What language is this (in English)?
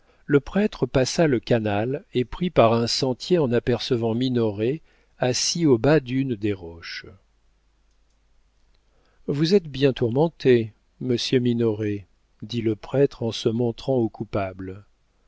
French